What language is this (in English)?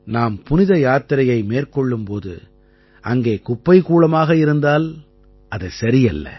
Tamil